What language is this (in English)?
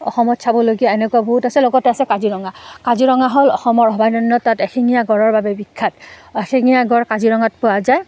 Assamese